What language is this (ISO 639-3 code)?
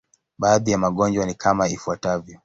swa